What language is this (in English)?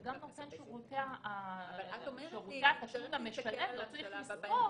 Hebrew